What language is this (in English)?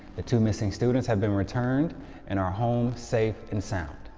English